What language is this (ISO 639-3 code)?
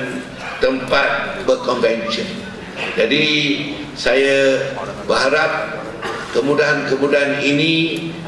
msa